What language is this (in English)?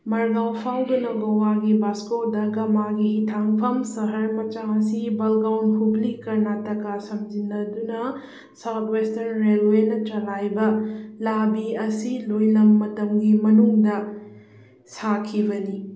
Manipuri